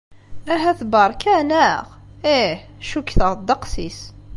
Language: Kabyle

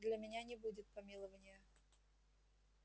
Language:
Russian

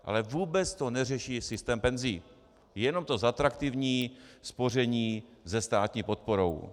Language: Czech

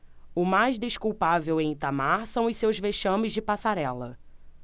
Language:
Portuguese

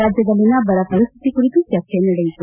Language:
Kannada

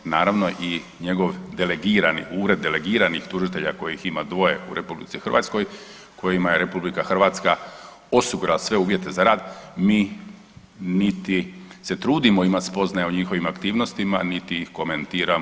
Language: Croatian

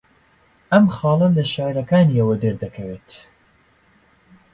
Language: Central Kurdish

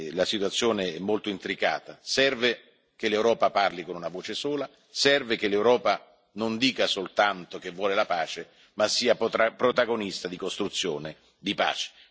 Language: Italian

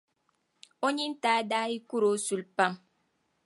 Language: Dagbani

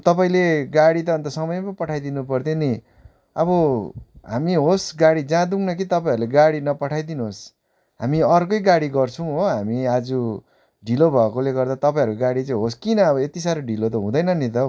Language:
Nepali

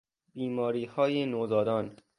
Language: Persian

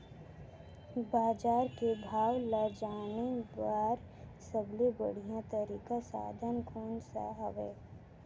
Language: Chhattisgarhi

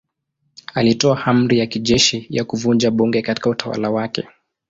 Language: Swahili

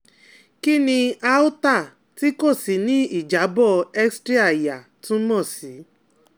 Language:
Yoruba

